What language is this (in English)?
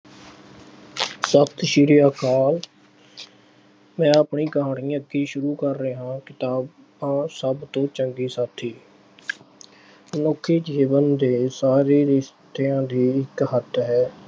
Punjabi